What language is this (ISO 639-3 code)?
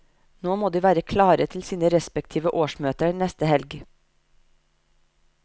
nor